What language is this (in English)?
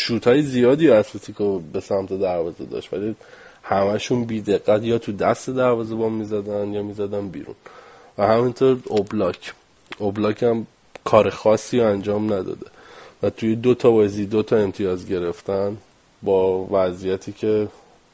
Persian